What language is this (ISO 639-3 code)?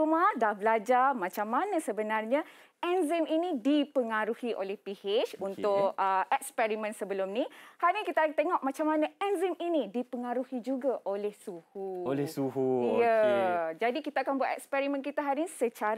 msa